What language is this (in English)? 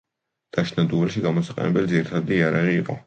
Georgian